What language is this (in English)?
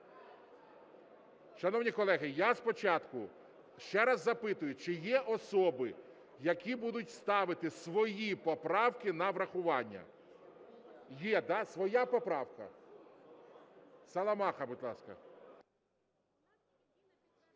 Ukrainian